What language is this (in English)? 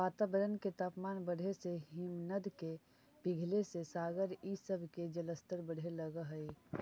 Magahi